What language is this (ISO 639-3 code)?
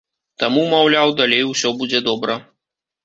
bel